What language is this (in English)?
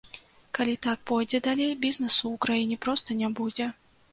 Belarusian